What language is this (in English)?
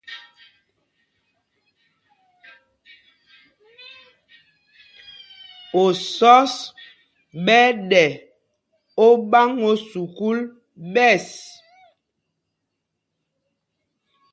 Mpumpong